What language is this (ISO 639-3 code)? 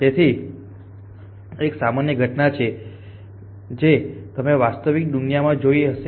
guj